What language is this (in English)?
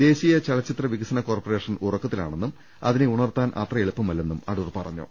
Malayalam